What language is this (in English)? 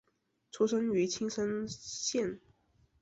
Chinese